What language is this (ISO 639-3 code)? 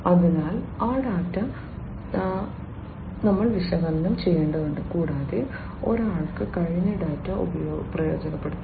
mal